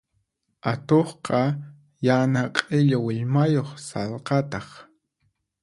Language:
Puno Quechua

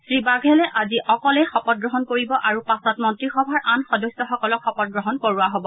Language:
Assamese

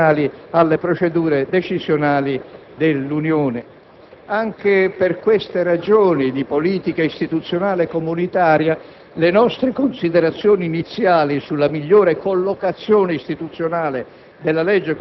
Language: Italian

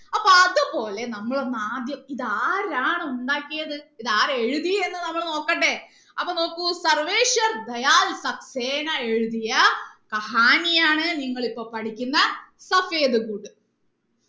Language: Malayalam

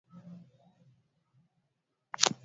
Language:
Swahili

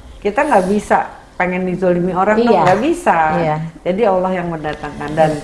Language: Indonesian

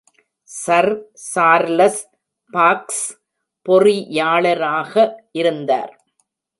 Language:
Tamil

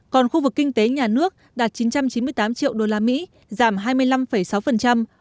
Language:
Vietnamese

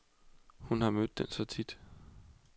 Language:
Danish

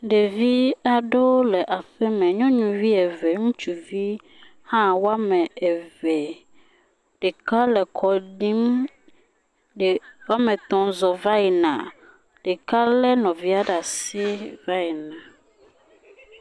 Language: Ewe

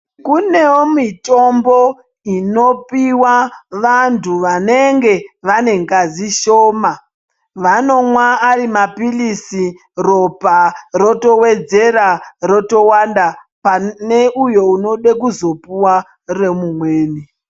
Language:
Ndau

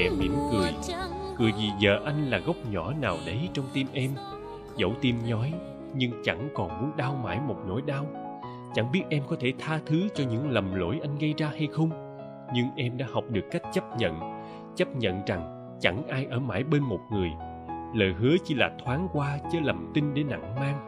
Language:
Vietnamese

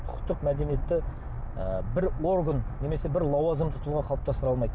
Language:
Kazakh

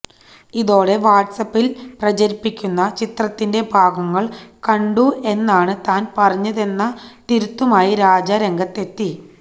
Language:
Malayalam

